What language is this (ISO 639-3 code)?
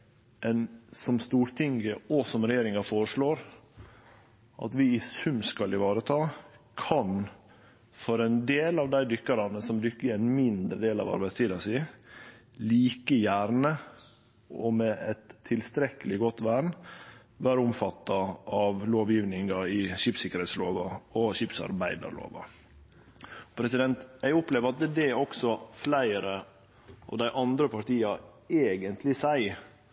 nno